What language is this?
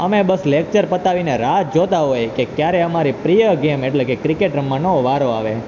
Gujarati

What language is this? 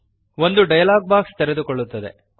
Kannada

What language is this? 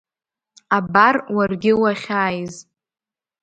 Abkhazian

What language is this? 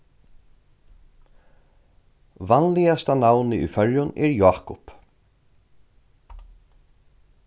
Faroese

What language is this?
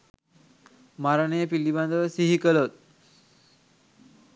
Sinhala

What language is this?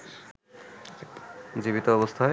Bangla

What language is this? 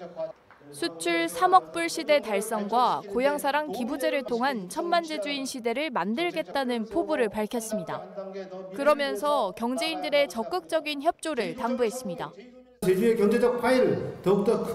Korean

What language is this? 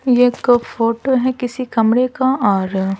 Hindi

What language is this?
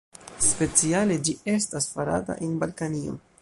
Esperanto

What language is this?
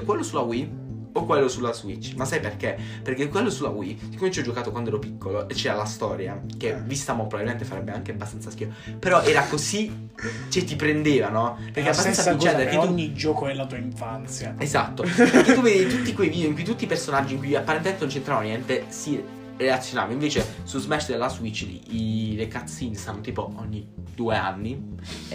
Italian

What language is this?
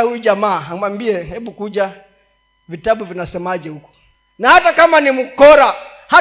Swahili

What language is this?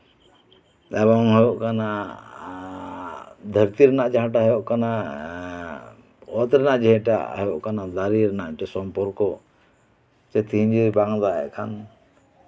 Santali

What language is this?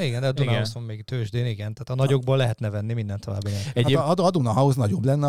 Hungarian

